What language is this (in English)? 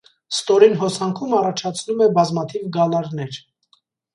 Armenian